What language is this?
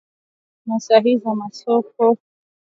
Swahili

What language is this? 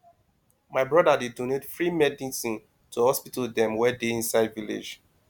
Nigerian Pidgin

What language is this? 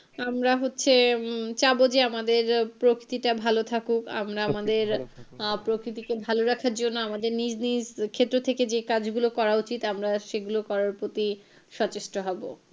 Bangla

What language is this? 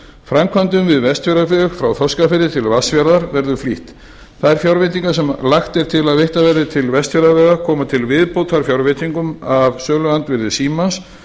Icelandic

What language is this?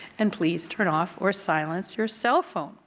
English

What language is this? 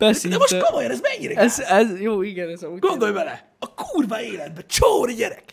Hungarian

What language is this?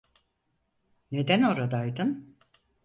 Turkish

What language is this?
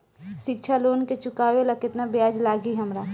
Bhojpuri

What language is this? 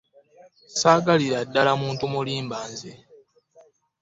Ganda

